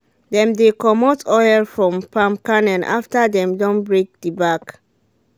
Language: Nigerian Pidgin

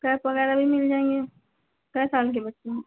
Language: Hindi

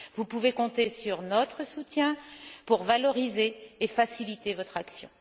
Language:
French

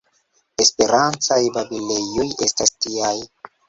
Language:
Esperanto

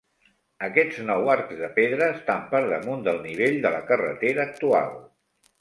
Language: Catalan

